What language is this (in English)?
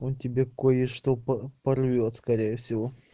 Russian